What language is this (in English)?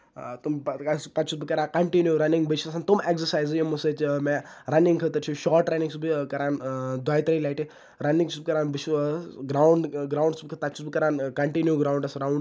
Kashmiri